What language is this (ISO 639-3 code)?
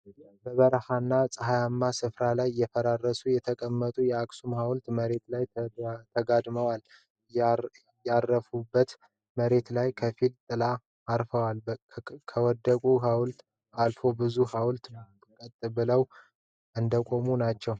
amh